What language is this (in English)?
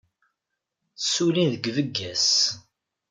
Kabyle